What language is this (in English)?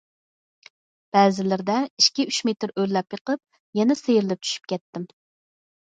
Uyghur